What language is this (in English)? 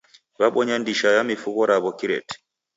Taita